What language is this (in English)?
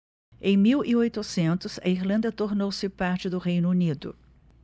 Portuguese